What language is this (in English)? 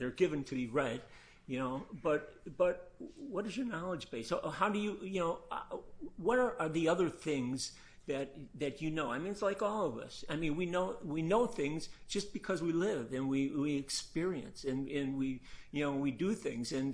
English